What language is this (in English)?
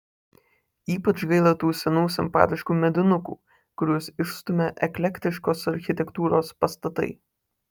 Lithuanian